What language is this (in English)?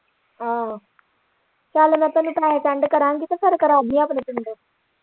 Punjabi